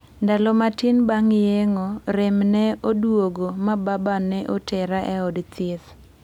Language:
Luo (Kenya and Tanzania)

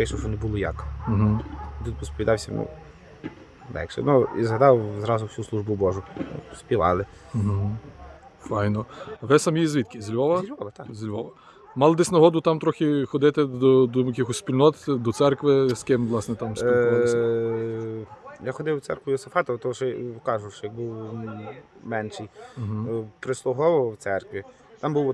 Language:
Ukrainian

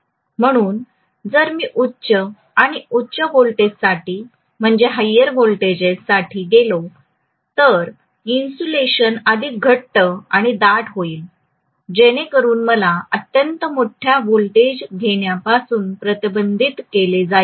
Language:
Marathi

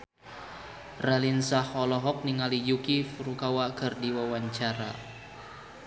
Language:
Sundanese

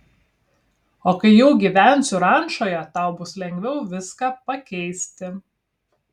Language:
Lithuanian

